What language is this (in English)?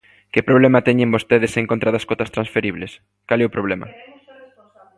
Galician